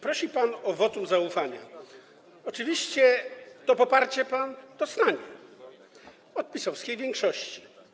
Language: Polish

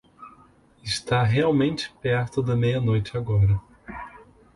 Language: Portuguese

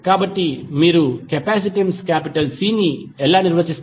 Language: Telugu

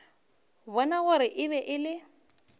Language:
Northern Sotho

